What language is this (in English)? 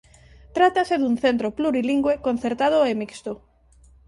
Galician